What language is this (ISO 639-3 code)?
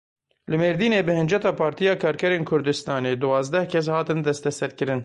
kur